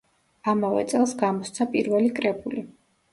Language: Georgian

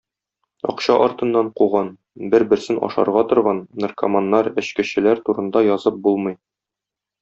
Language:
Tatar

